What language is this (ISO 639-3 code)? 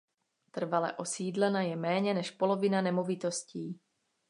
ces